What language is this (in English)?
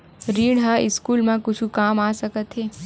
Chhattisgarhi